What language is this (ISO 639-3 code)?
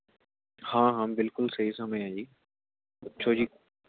pan